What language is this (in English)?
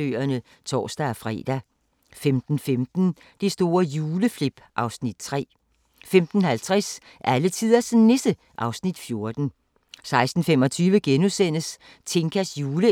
Danish